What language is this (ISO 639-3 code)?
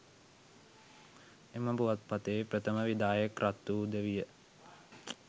sin